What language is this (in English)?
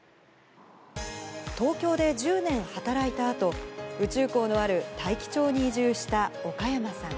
Japanese